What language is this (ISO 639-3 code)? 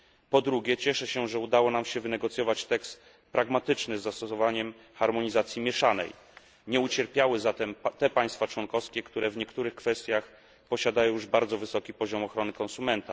pol